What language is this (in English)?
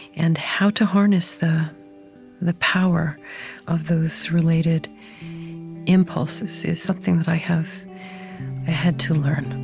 English